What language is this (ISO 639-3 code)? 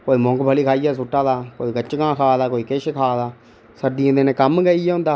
doi